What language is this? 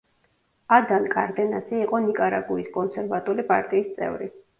Georgian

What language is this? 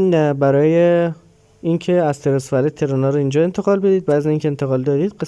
Persian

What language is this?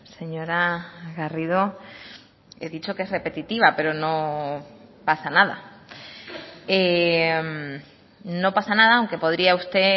Spanish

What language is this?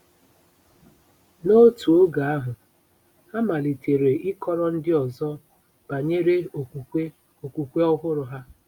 Igbo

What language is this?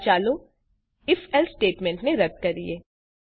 Gujarati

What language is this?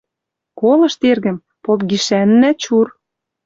Western Mari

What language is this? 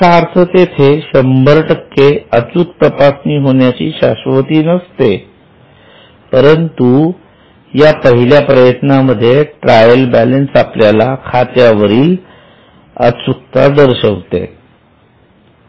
Marathi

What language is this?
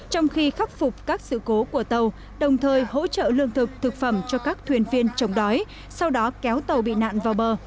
Vietnamese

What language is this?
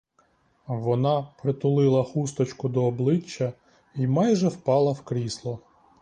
Ukrainian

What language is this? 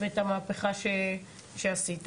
Hebrew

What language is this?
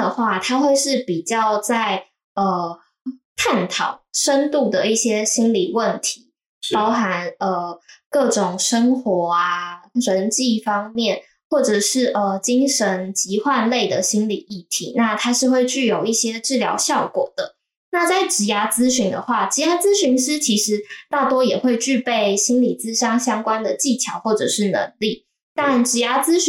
Chinese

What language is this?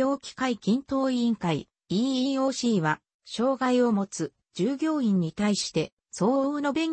Japanese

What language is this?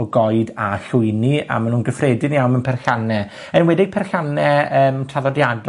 Welsh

